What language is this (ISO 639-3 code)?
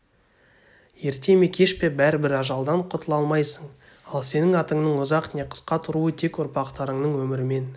kaz